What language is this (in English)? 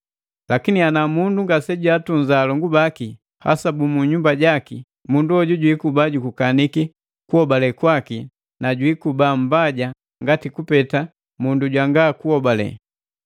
Matengo